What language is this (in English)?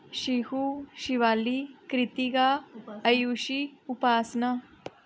Dogri